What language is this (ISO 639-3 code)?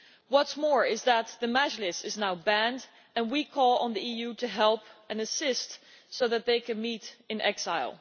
eng